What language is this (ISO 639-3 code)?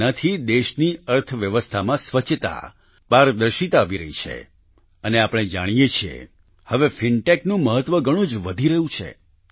guj